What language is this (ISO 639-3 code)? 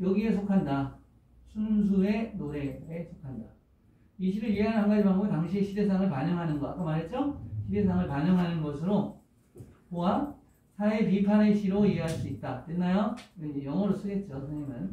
kor